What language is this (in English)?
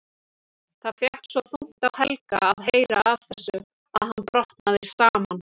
Icelandic